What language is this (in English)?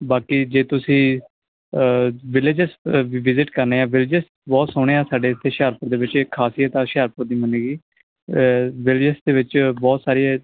Punjabi